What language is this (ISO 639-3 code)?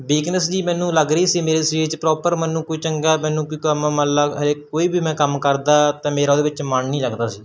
pan